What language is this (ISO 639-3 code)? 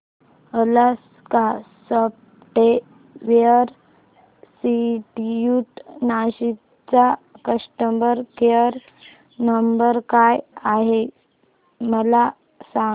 mar